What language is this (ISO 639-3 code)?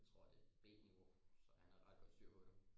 dan